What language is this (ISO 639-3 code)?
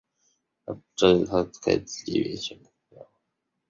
zho